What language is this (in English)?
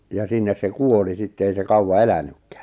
Finnish